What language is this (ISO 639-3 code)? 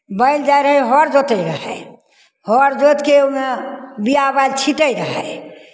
mai